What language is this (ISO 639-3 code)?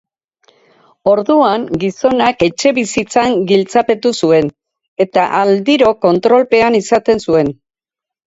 eus